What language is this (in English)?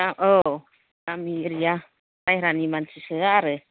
Bodo